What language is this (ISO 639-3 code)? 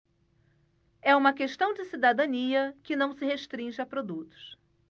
por